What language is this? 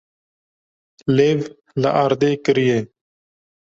Kurdish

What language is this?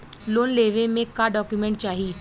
Bhojpuri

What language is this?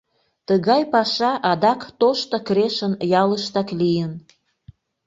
Mari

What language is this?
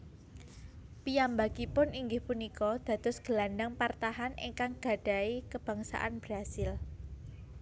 Javanese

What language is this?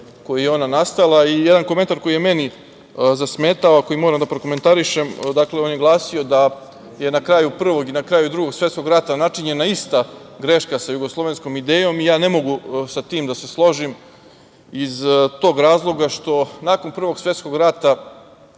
Serbian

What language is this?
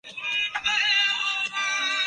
Urdu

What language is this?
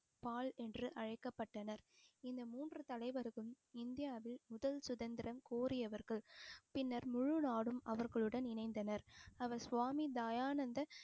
Tamil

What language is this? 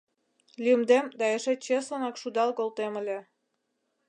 Mari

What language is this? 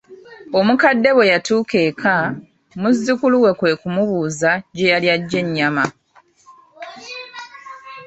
Ganda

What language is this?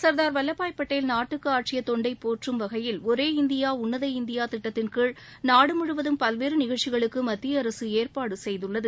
Tamil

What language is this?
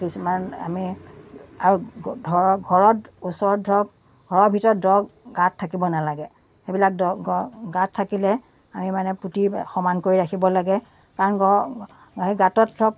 Assamese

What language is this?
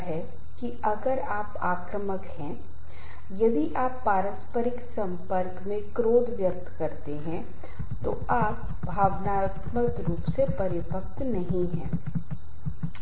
Hindi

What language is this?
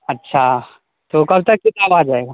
Urdu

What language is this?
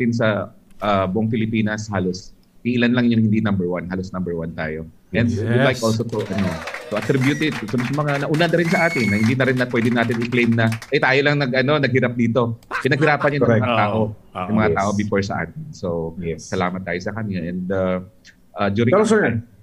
Filipino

